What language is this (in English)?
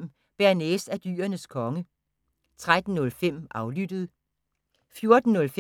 Danish